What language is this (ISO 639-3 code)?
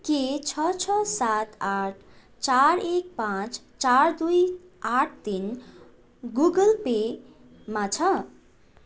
nep